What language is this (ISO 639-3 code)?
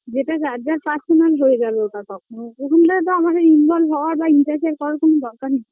ben